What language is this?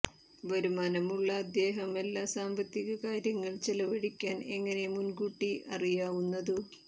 Malayalam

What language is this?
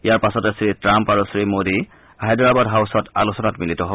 Assamese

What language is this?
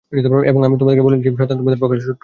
Bangla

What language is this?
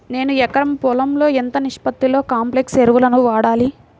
Telugu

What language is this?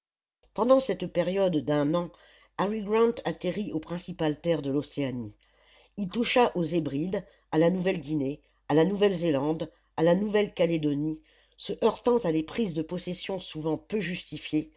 French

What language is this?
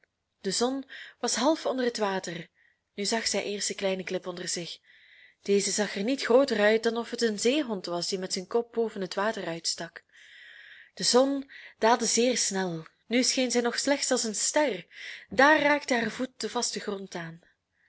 Dutch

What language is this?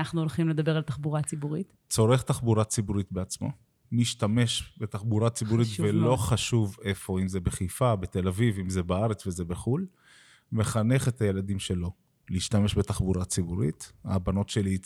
Hebrew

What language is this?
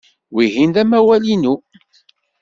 Kabyle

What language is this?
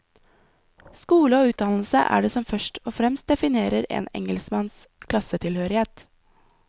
Norwegian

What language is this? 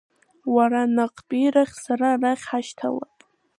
Abkhazian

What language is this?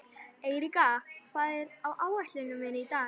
Icelandic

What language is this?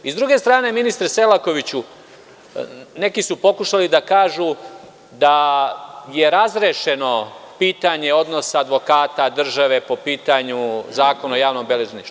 Serbian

